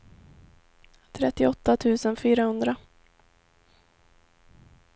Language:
Swedish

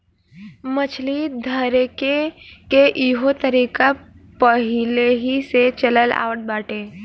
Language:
Bhojpuri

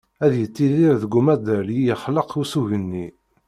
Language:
Kabyle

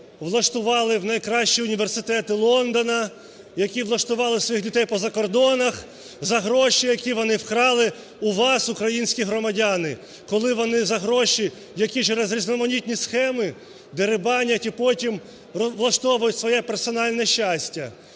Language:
Ukrainian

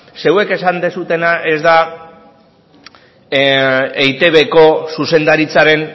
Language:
Basque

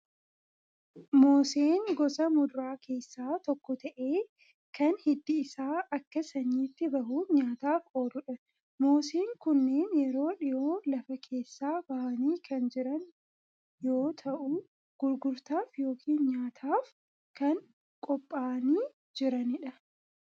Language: Oromo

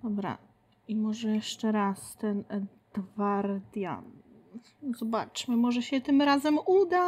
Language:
Polish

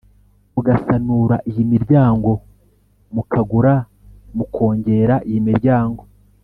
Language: Kinyarwanda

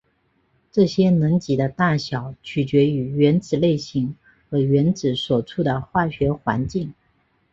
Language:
Chinese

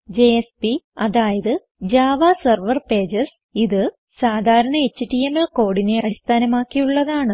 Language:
Malayalam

